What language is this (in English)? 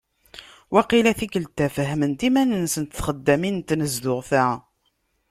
Kabyle